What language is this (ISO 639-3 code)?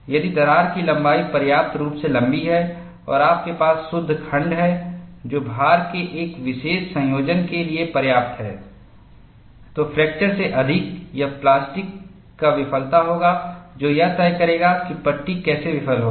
hin